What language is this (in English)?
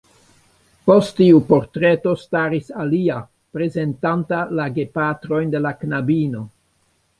Esperanto